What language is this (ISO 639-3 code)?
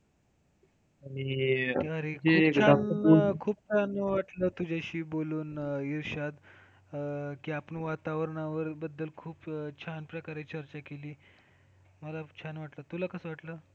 mar